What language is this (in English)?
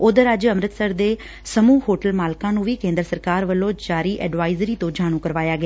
Punjabi